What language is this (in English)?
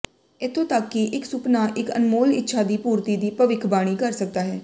Punjabi